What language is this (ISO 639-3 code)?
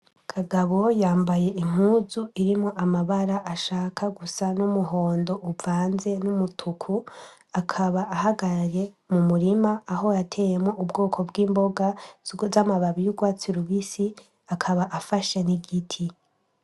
run